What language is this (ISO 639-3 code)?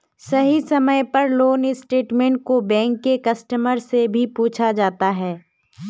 mag